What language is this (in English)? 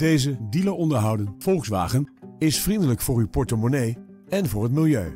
Dutch